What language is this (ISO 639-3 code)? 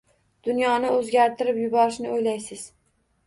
uzb